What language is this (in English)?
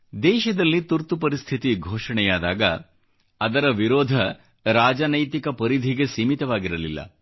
Kannada